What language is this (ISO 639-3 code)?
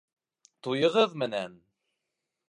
bak